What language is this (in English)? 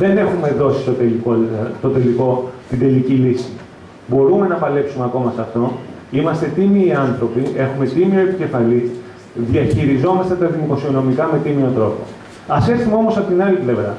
Greek